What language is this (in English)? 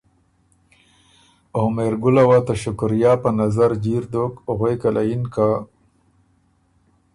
Ormuri